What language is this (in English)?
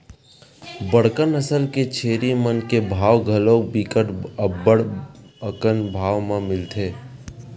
Chhattisgarhi